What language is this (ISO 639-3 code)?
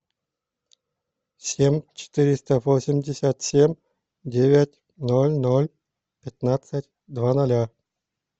rus